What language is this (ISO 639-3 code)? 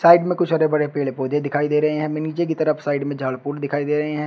hin